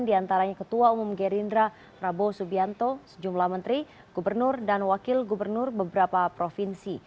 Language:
Indonesian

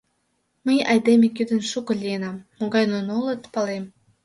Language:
Mari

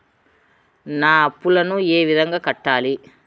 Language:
Telugu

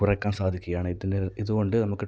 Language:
Malayalam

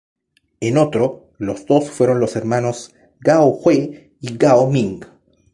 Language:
Spanish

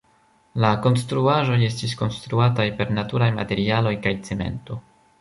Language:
Esperanto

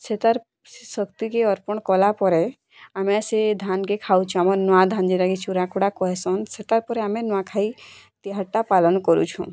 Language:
Odia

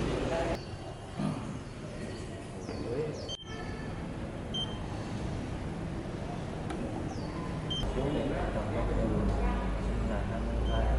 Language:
Vietnamese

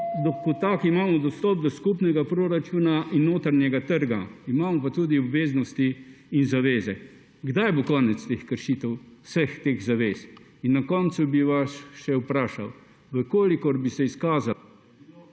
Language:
Slovenian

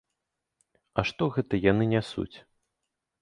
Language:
Belarusian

